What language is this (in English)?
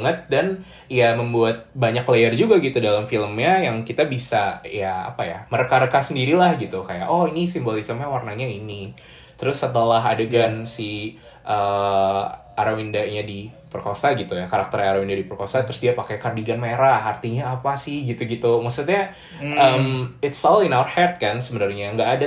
Indonesian